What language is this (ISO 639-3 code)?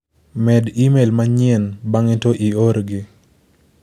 luo